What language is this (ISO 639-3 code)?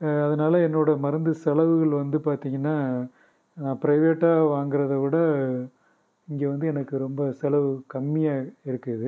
tam